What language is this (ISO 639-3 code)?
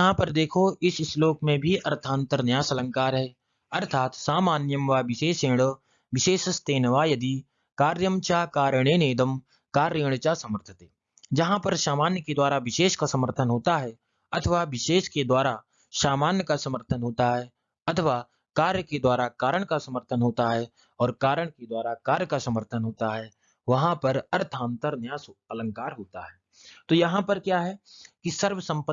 hin